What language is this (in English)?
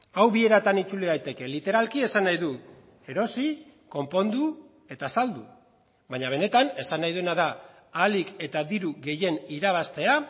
Basque